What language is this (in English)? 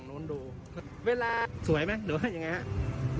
Thai